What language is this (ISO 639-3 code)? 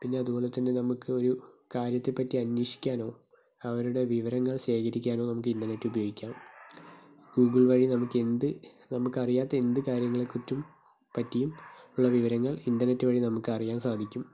mal